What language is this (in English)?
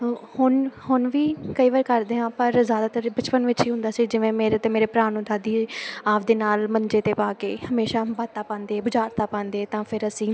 Punjabi